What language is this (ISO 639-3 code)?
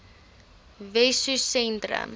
afr